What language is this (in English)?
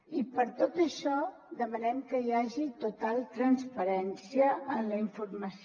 Catalan